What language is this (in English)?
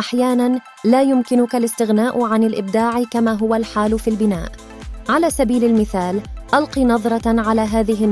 Arabic